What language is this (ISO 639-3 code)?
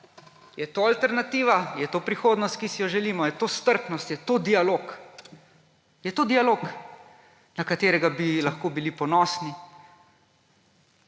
slv